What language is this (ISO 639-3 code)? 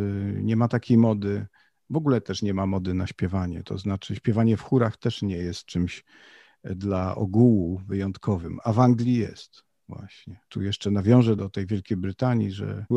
pol